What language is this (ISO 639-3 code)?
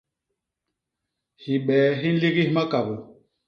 bas